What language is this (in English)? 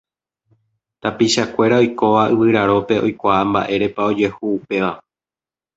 Guarani